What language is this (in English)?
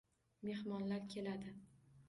Uzbek